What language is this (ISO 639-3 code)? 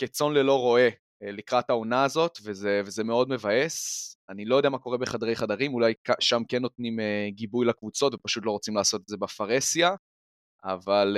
heb